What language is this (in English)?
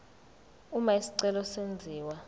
Zulu